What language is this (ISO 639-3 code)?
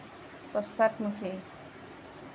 asm